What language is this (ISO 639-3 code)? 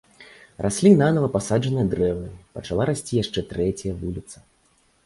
bel